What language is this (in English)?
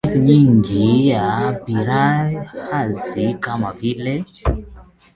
Swahili